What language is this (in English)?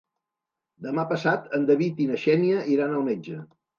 Catalan